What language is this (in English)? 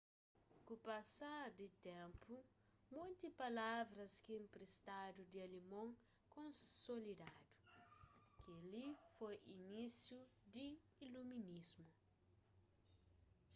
Kabuverdianu